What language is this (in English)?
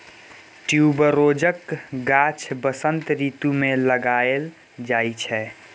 Maithili